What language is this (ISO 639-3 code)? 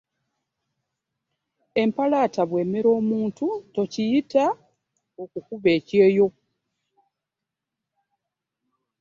lug